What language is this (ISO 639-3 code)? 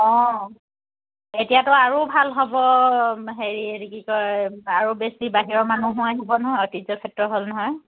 asm